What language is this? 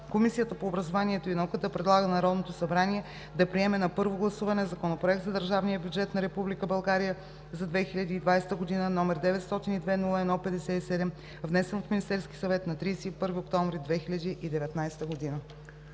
Bulgarian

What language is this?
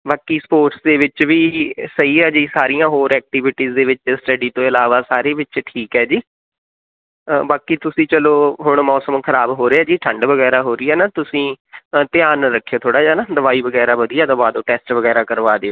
Punjabi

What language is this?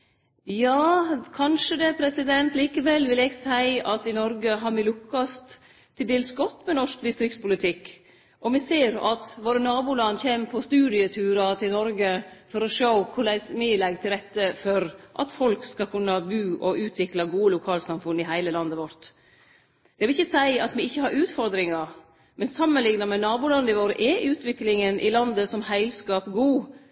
Norwegian Nynorsk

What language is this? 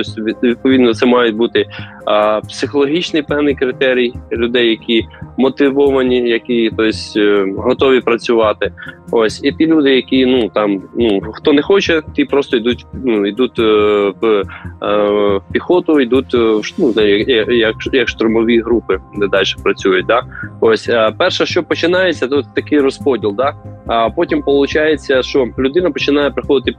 Ukrainian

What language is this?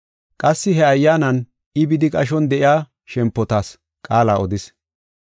Gofa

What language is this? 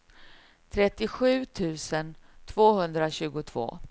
Swedish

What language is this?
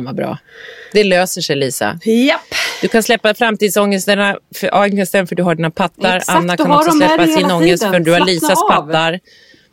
Swedish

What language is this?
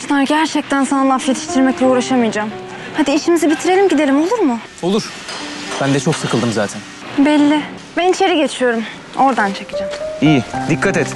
Turkish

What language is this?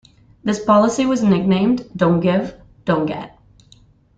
English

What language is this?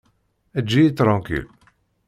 Kabyle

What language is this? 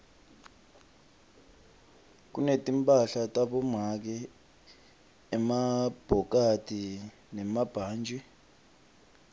Swati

